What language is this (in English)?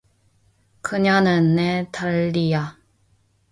Korean